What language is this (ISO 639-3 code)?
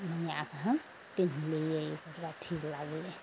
mai